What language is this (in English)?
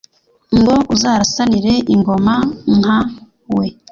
Kinyarwanda